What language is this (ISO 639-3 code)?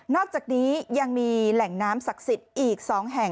tha